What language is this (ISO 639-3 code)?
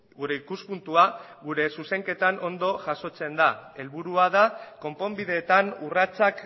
eus